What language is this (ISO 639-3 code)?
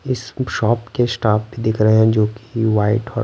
hin